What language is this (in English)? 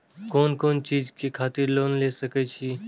Maithili